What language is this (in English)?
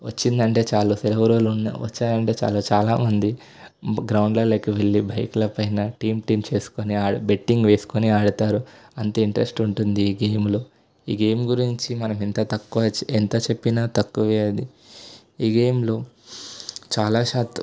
Telugu